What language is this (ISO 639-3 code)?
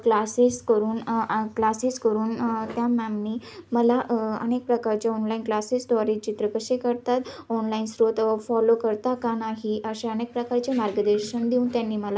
mar